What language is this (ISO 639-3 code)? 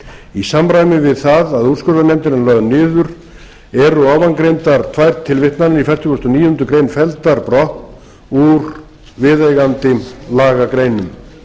isl